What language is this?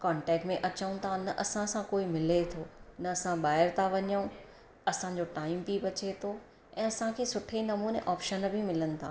Sindhi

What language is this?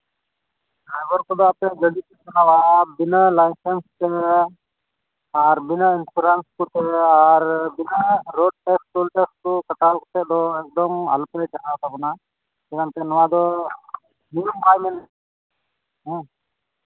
Santali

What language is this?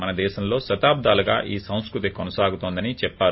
Telugu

